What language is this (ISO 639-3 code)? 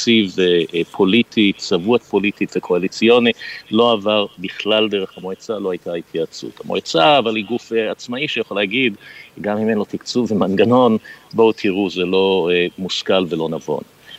heb